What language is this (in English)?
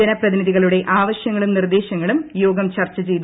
Malayalam